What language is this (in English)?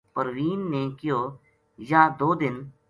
Gujari